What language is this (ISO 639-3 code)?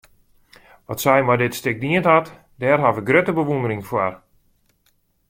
fry